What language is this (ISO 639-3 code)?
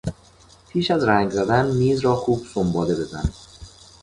fas